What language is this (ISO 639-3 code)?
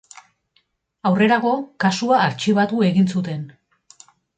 eus